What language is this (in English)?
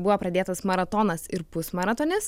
Lithuanian